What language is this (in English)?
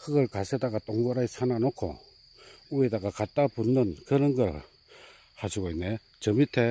Korean